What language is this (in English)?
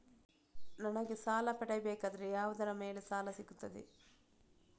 Kannada